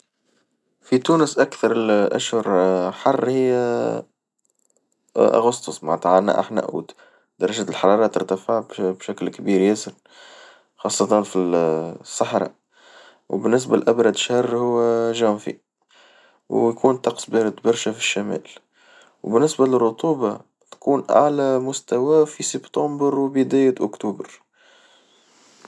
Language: Tunisian Arabic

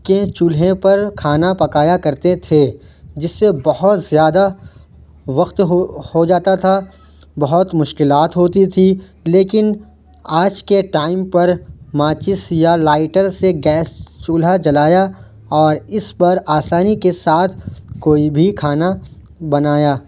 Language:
Urdu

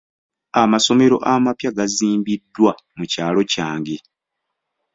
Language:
Ganda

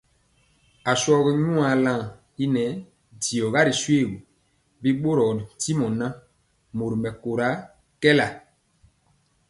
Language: Mpiemo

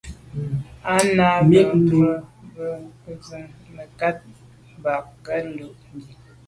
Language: Medumba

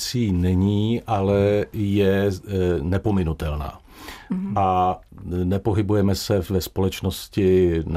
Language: Czech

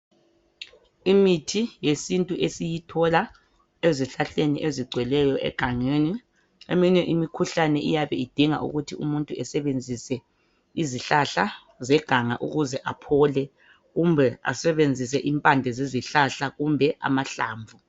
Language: North Ndebele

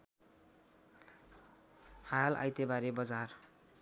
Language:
Nepali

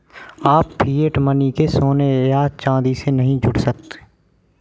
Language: Hindi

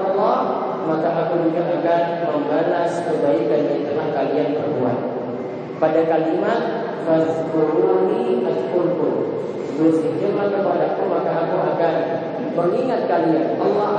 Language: Indonesian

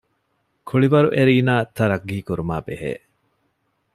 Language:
Divehi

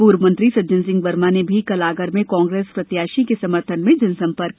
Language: Hindi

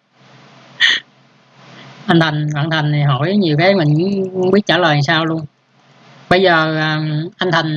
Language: Vietnamese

